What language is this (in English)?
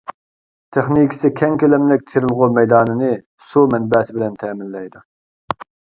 Uyghur